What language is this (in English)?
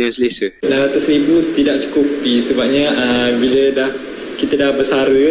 Malay